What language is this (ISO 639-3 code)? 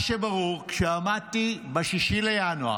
heb